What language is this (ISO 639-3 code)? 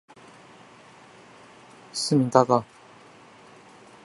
zho